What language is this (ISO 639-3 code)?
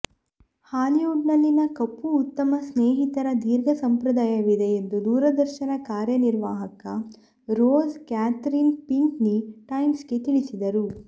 kan